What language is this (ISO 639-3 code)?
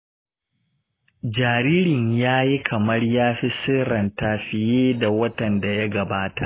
hau